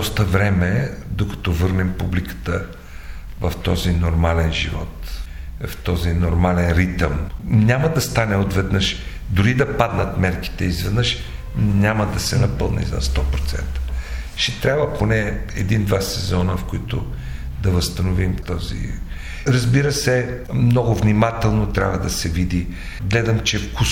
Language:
Bulgarian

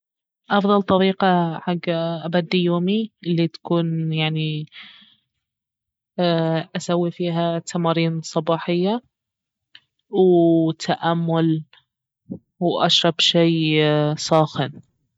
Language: Baharna Arabic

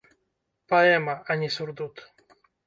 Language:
Belarusian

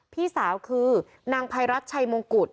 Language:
Thai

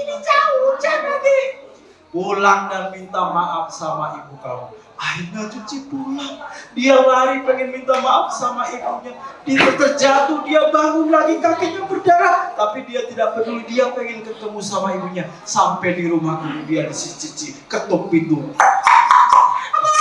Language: Indonesian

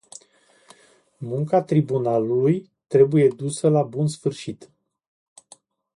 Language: Romanian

